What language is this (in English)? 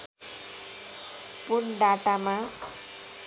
Nepali